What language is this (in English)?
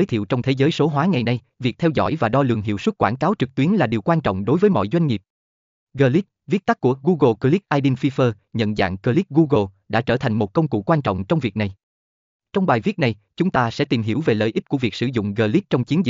Vietnamese